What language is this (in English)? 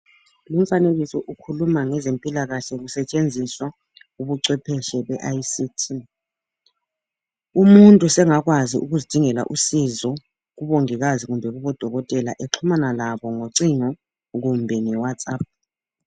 North Ndebele